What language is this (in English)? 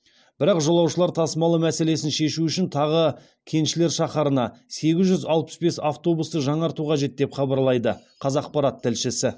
Kazakh